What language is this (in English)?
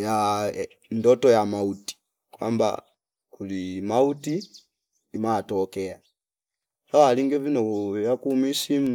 Fipa